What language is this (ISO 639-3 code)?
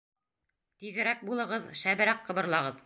bak